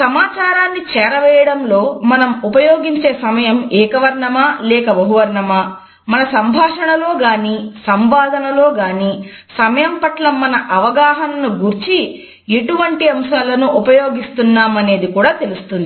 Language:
Telugu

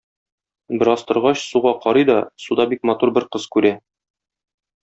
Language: Tatar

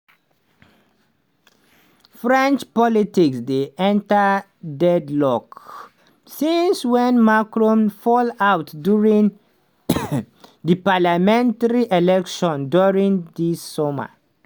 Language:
Nigerian Pidgin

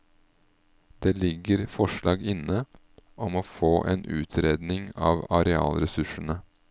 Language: Norwegian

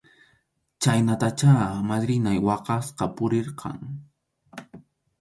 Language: Arequipa-La Unión Quechua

